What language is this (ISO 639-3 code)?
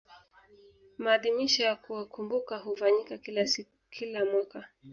swa